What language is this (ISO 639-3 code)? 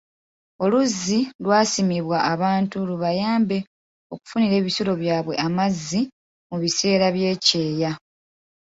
lug